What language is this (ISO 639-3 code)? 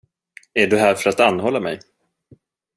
swe